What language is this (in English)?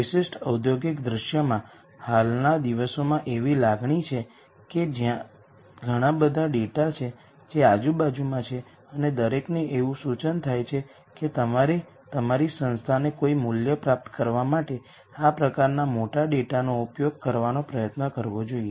Gujarati